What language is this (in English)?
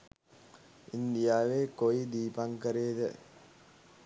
Sinhala